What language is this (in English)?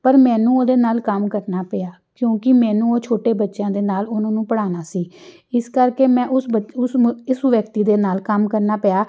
Punjabi